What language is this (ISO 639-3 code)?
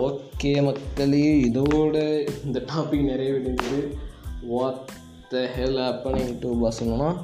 tam